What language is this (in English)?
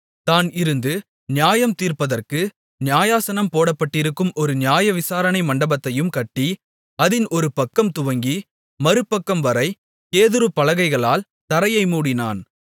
Tamil